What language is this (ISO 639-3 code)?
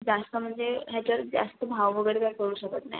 mar